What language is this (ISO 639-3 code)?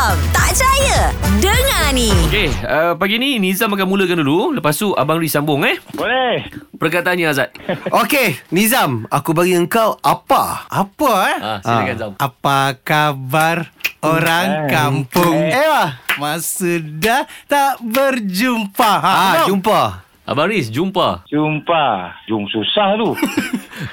msa